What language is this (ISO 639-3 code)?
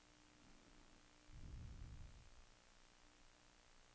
nor